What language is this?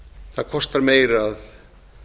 Icelandic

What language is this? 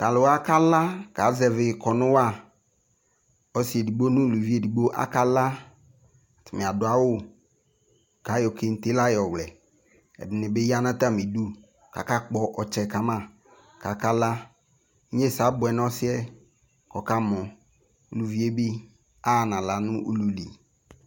Ikposo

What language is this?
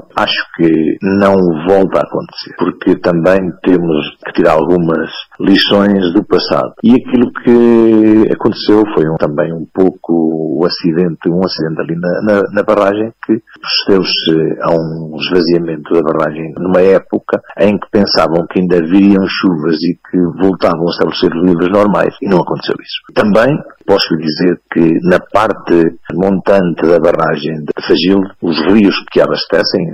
Portuguese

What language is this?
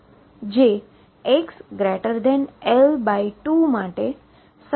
Gujarati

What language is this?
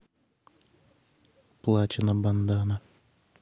Russian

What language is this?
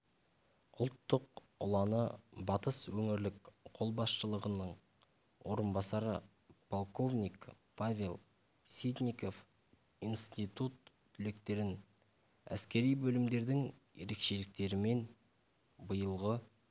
Kazakh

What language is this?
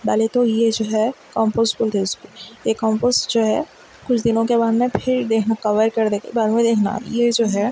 Urdu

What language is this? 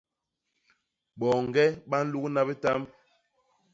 Basaa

